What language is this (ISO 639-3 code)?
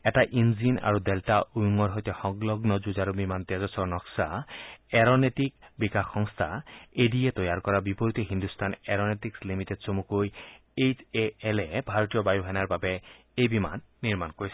asm